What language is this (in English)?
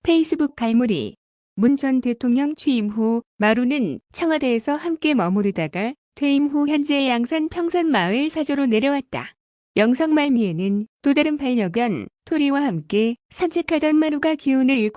Korean